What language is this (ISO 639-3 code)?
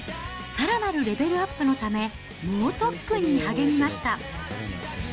jpn